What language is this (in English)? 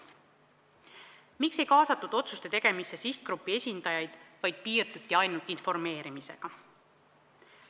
Estonian